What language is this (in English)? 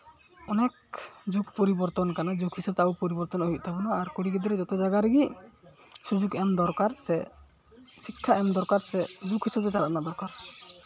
Santali